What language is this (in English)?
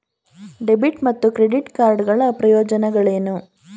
Kannada